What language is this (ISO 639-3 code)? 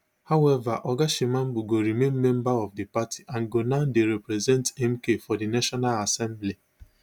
pcm